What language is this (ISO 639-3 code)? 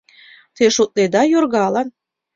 chm